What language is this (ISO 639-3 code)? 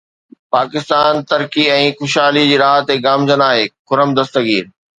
snd